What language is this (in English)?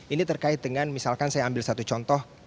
Indonesian